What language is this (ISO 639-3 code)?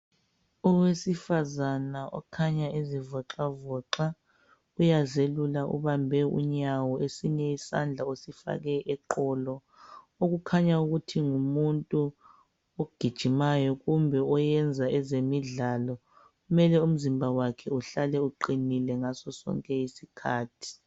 nde